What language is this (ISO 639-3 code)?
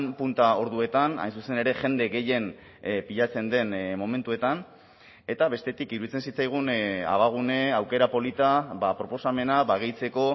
eus